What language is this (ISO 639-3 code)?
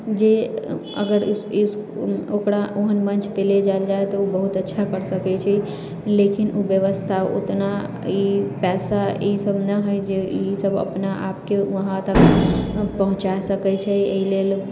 mai